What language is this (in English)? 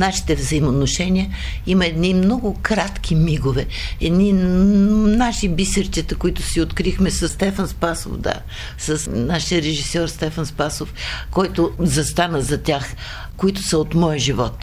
Bulgarian